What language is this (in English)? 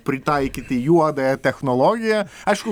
Lithuanian